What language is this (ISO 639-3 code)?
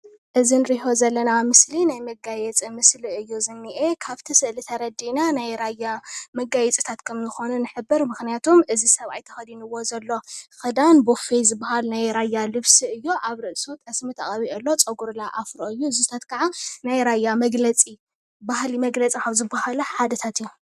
tir